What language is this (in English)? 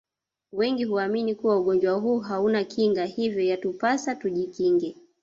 Swahili